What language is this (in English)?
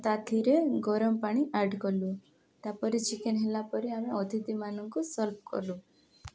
Odia